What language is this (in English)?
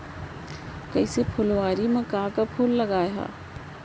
Chhattisgarhi